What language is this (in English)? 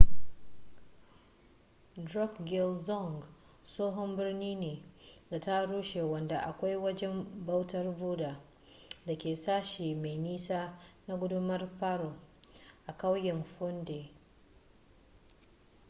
Hausa